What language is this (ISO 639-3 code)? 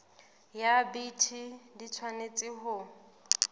sot